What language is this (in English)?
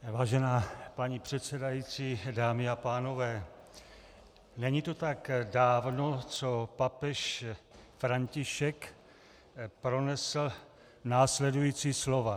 Czech